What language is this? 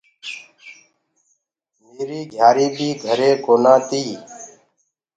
Gurgula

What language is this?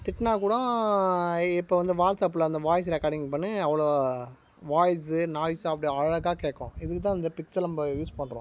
Tamil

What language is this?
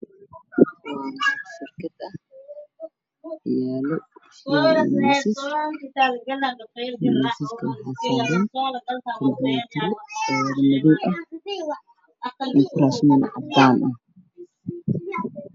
Somali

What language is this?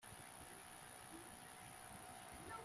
Kinyarwanda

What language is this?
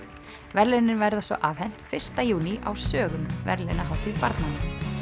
Icelandic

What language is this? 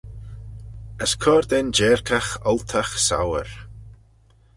Manx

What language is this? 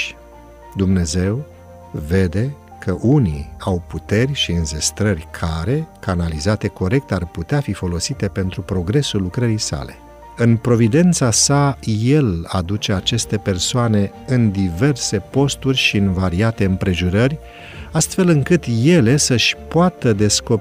Romanian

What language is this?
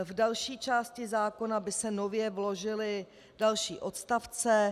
Czech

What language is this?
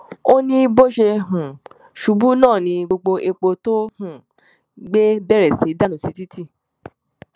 Yoruba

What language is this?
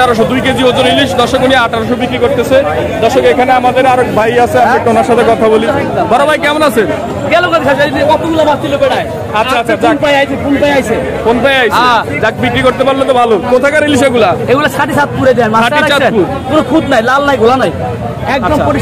Turkish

